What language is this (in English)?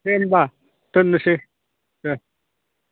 Bodo